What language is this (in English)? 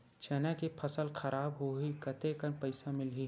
Chhattisgarhi